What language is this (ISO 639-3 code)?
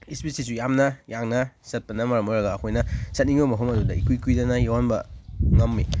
mni